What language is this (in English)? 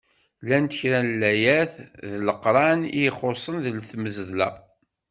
Kabyle